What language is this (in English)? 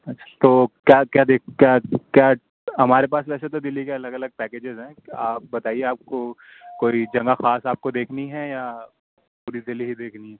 Urdu